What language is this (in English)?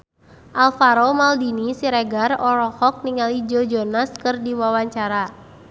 Sundanese